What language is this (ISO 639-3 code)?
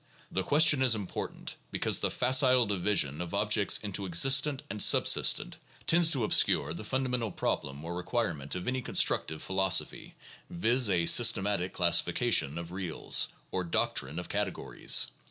eng